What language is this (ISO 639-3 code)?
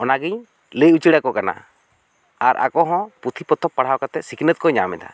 sat